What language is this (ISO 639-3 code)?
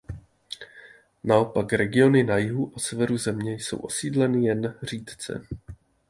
ces